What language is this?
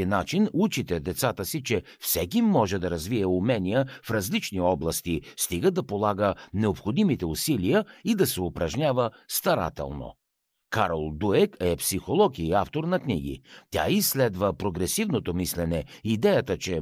Bulgarian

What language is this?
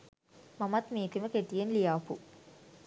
Sinhala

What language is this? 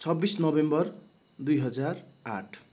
Nepali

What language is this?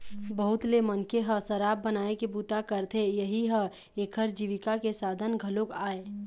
Chhattisgarhi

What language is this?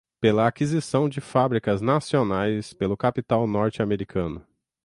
Portuguese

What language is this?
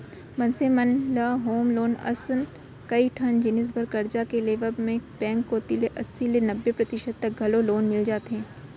Chhattisgarhi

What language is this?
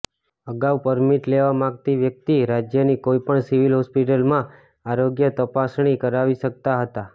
Gujarati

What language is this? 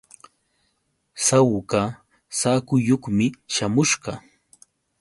Yauyos Quechua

